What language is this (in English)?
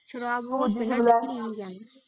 Punjabi